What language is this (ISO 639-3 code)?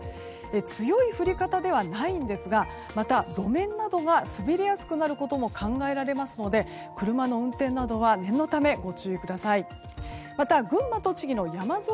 jpn